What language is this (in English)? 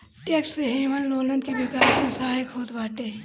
Bhojpuri